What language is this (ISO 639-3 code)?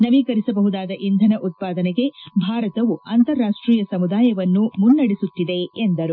kan